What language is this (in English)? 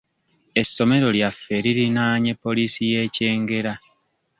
Ganda